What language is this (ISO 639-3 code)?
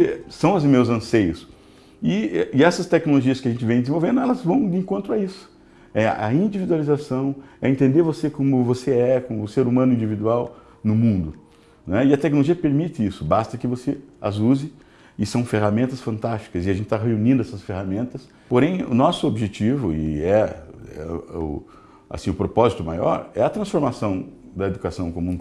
por